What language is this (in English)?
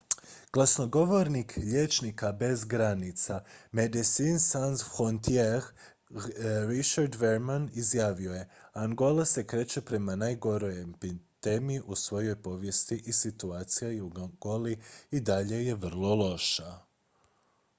Croatian